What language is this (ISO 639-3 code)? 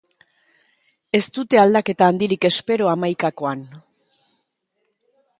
eus